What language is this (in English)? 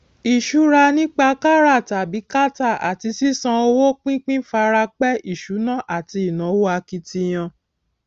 Yoruba